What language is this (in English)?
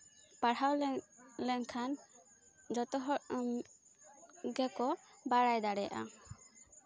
Santali